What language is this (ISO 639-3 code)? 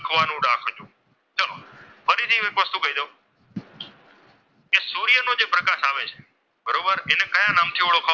guj